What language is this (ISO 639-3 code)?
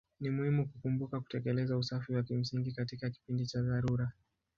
swa